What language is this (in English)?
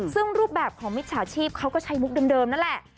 Thai